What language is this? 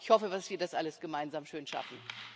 German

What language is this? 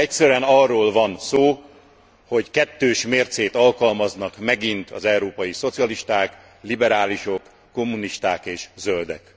Hungarian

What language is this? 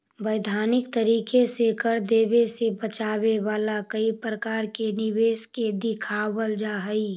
Magahi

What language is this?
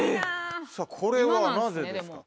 Japanese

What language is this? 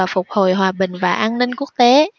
Vietnamese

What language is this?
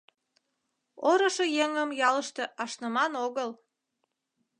Mari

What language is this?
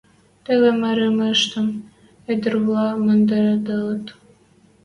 Western Mari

